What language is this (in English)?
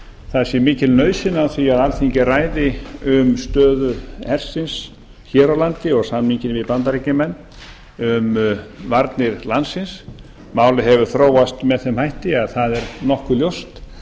Icelandic